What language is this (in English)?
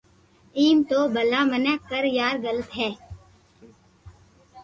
Loarki